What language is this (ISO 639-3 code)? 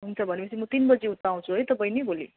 nep